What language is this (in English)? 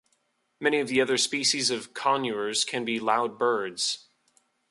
English